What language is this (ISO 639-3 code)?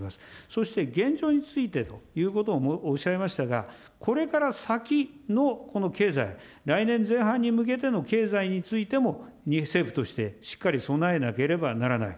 jpn